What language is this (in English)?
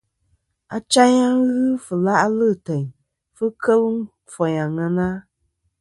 Kom